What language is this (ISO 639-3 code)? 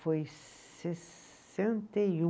por